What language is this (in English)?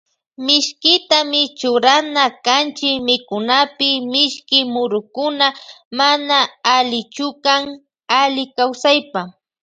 Loja Highland Quichua